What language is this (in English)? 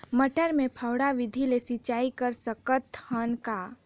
Chhattisgarhi